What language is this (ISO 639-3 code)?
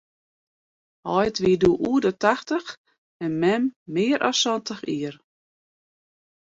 fry